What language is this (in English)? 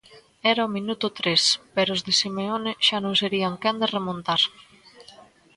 Galician